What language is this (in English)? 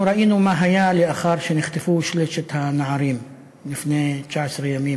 Hebrew